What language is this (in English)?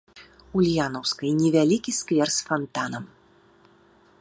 Belarusian